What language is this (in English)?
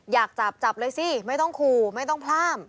Thai